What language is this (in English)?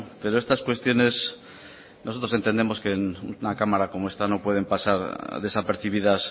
Spanish